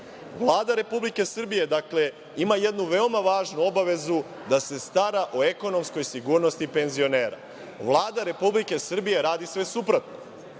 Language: Serbian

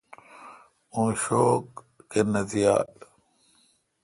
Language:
Kalkoti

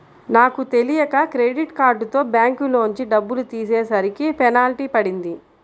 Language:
Telugu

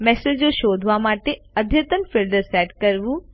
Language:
Gujarati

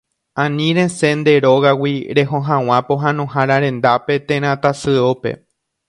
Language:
Guarani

